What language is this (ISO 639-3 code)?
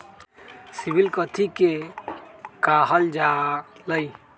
mag